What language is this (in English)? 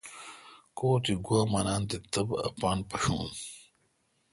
Kalkoti